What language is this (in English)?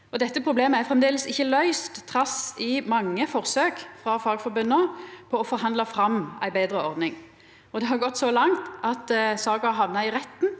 Norwegian